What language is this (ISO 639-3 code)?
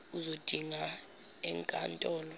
zul